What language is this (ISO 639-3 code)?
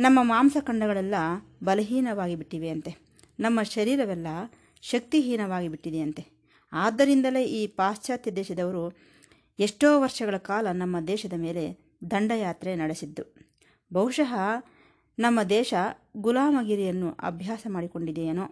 kan